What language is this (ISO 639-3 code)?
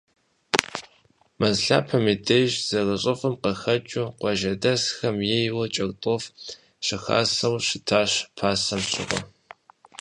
kbd